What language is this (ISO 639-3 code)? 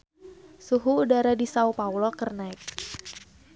sun